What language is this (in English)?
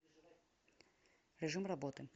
Russian